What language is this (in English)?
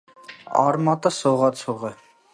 Armenian